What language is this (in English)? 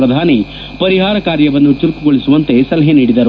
Kannada